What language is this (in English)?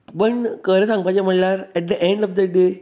Konkani